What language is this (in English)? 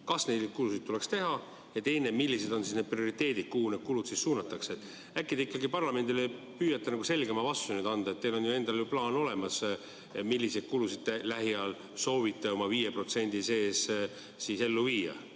Estonian